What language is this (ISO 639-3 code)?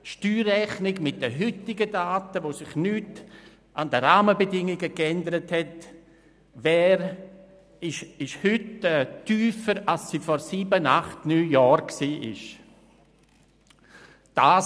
gsw